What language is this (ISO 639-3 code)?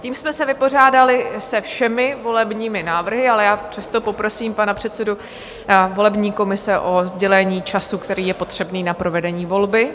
ces